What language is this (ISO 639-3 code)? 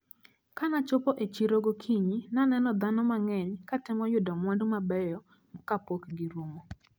luo